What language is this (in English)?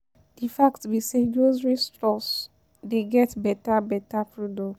Nigerian Pidgin